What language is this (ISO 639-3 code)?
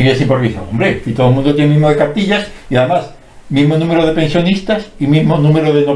spa